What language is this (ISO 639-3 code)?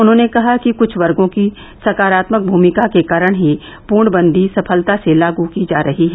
hin